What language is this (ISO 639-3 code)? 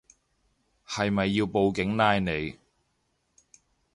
yue